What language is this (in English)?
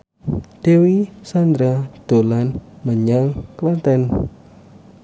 Javanese